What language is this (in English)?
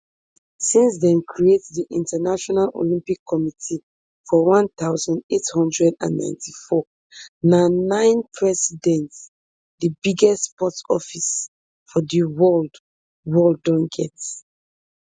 Nigerian Pidgin